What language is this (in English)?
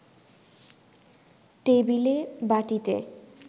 Bangla